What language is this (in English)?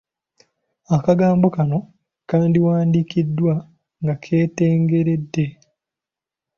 Ganda